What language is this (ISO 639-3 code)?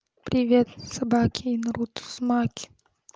rus